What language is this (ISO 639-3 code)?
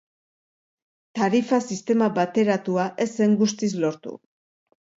eus